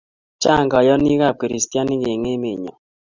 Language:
Kalenjin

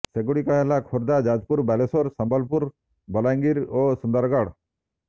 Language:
Odia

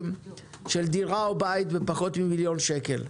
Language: Hebrew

